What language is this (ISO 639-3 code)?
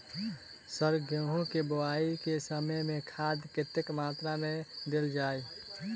mai